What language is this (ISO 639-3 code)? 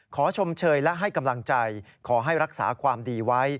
tha